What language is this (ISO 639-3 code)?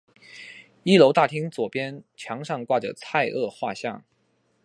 zho